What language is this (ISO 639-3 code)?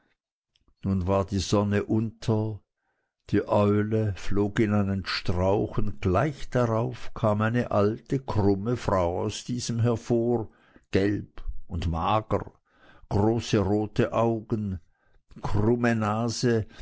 deu